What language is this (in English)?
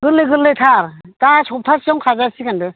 Bodo